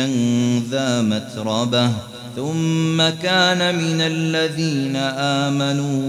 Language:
Arabic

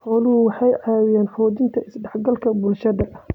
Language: Somali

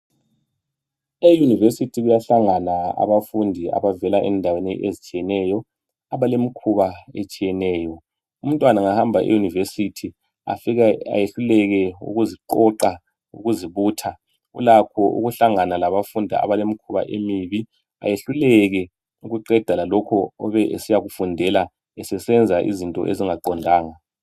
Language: North Ndebele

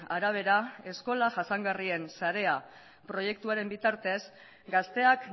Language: Basque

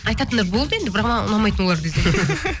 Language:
Kazakh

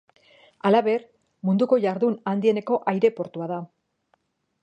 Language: Basque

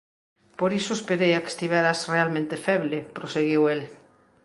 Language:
Galician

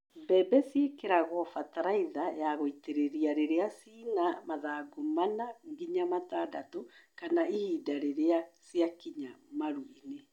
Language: Kikuyu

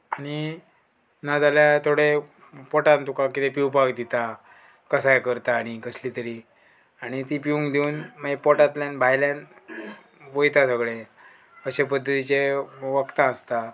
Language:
Konkani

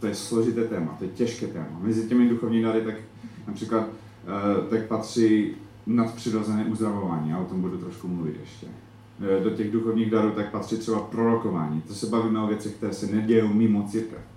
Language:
Czech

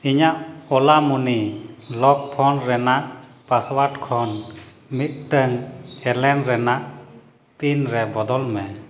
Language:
Santali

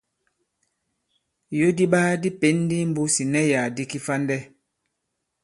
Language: Bankon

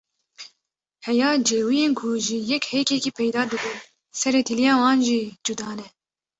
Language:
Kurdish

